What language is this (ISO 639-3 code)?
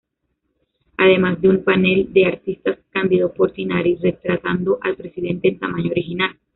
spa